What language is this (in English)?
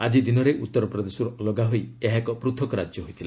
Odia